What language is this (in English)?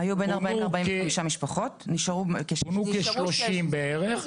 Hebrew